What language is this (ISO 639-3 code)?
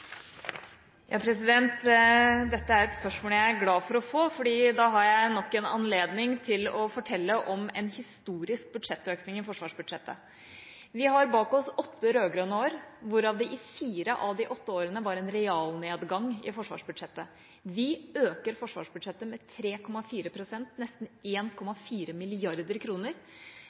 nob